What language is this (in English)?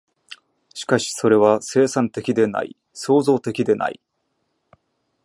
Japanese